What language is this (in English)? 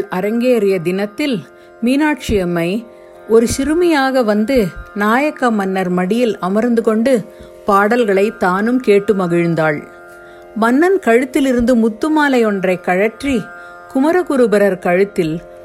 Tamil